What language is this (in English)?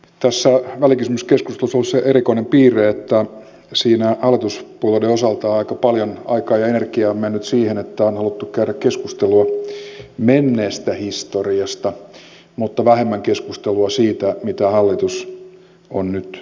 Finnish